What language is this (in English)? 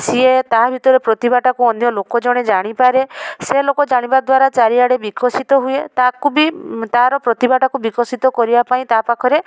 Odia